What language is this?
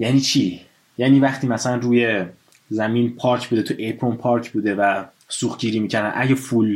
Persian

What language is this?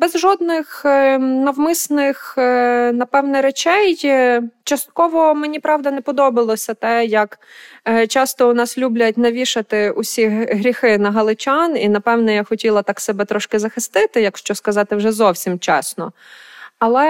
Ukrainian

